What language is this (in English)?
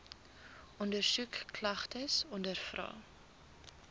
Afrikaans